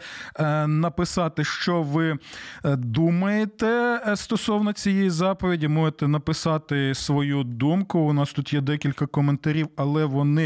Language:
Ukrainian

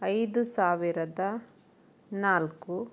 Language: Kannada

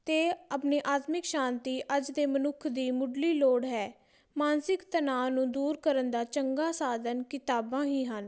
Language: Punjabi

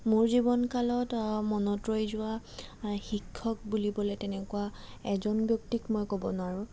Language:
Assamese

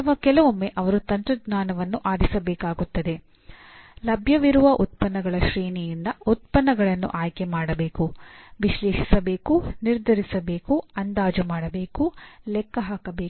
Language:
Kannada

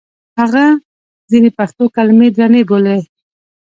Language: Pashto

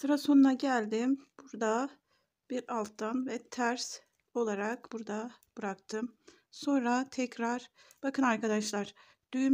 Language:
Turkish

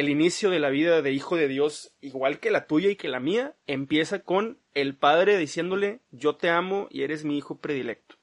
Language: Spanish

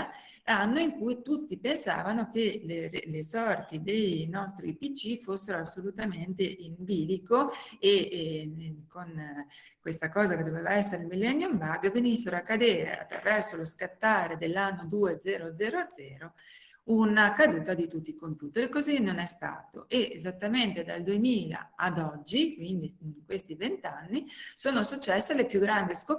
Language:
Italian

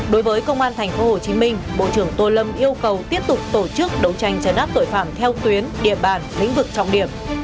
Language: Vietnamese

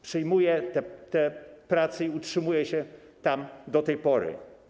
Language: Polish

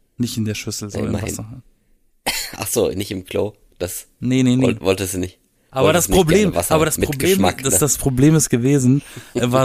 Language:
German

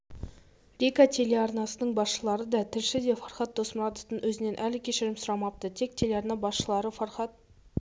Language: Kazakh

